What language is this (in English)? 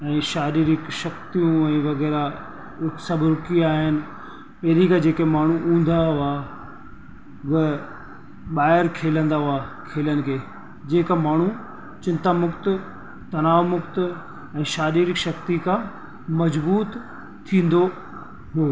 Sindhi